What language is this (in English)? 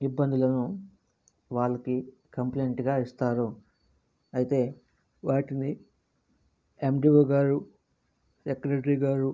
Telugu